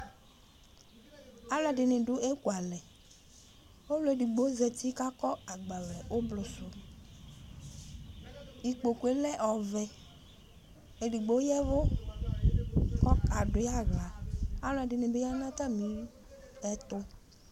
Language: Ikposo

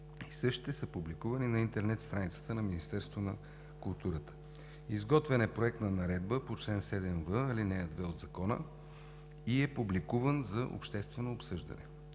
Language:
Bulgarian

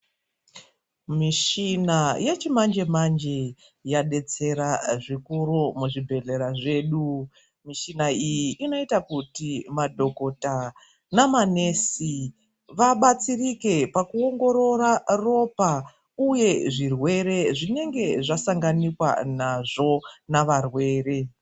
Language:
Ndau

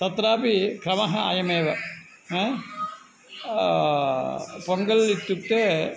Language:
Sanskrit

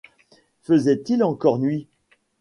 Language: French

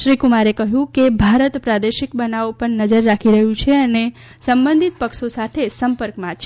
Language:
Gujarati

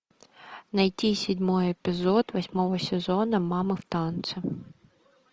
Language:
Russian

